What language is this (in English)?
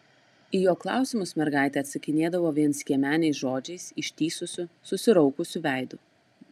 Lithuanian